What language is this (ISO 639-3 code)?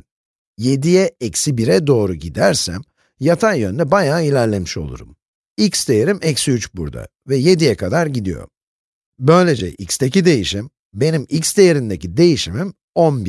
tur